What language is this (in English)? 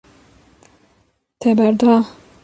Kurdish